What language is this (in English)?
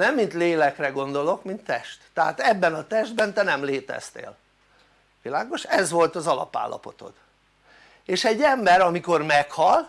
Hungarian